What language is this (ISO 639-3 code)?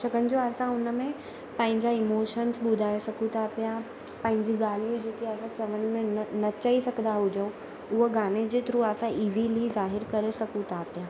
snd